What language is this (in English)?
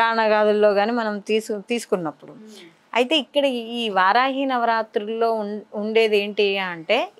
Telugu